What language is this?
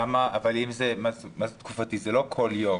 Hebrew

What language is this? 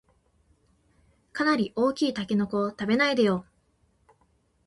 Japanese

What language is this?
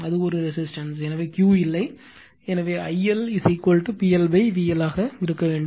Tamil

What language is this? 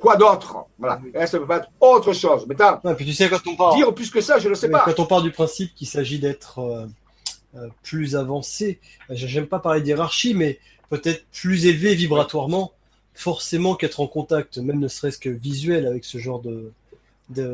French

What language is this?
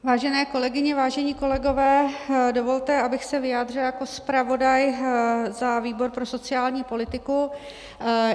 Czech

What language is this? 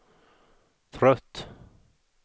Swedish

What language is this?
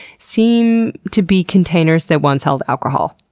English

